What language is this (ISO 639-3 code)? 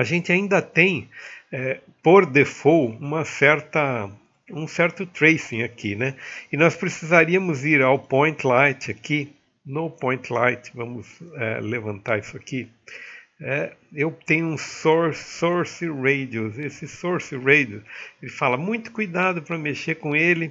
por